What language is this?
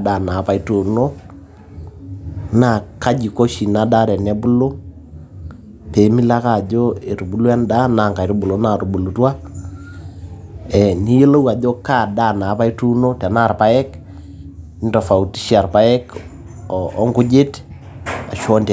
Masai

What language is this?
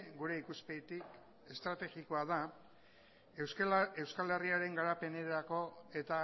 Basque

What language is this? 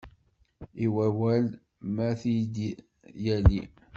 Kabyle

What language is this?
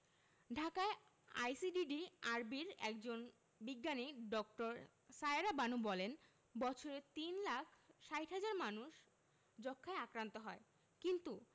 Bangla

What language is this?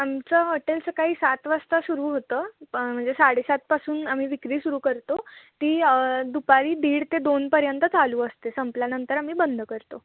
Marathi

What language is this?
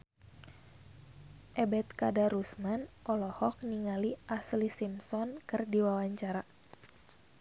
Sundanese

